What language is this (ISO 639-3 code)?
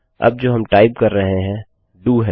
hin